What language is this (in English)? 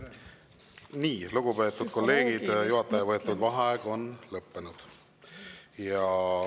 Estonian